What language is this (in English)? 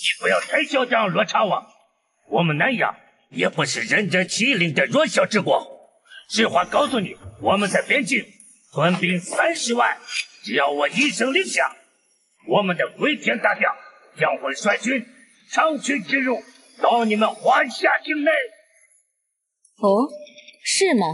Chinese